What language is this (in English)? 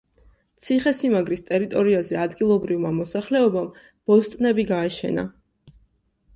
Georgian